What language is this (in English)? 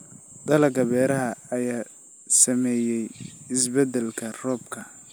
Somali